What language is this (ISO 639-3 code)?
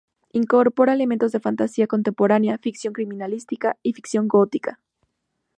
spa